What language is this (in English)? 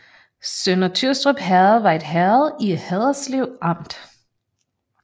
Danish